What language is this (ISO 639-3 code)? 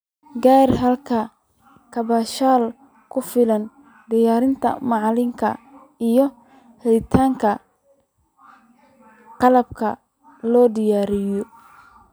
som